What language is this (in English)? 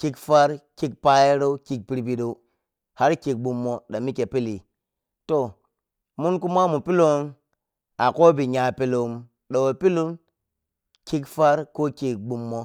Piya-Kwonci